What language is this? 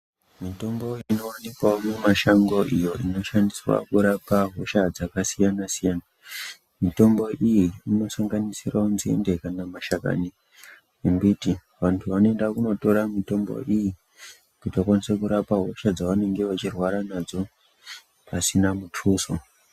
Ndau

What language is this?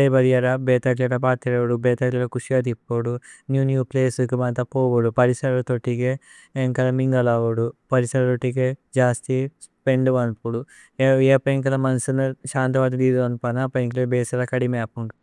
Tulu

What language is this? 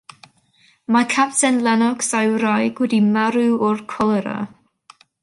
Welsh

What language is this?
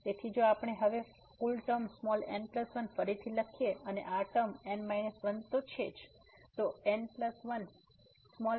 Gujarati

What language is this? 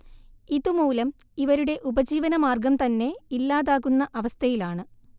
Malayalam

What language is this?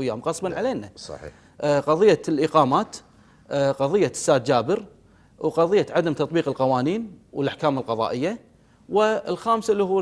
Arabic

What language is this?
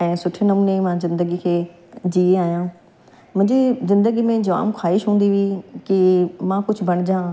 Sindhi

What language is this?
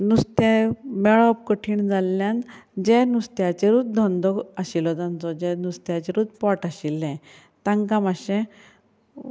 Konkani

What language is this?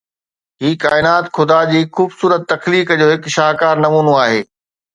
Sindhi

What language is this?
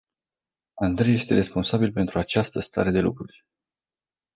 Romanian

